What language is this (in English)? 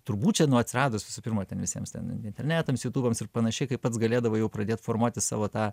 Lithuanian